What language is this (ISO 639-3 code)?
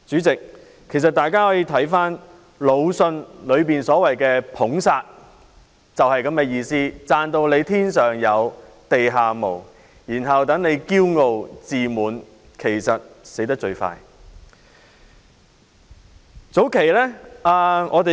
yue